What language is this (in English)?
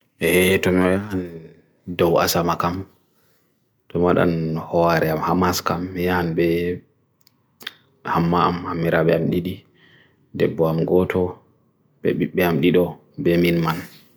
Bagirmi Fulfulde